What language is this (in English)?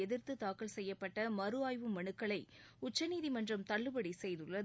Tamil